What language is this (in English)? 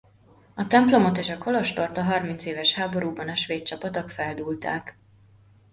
Hungarian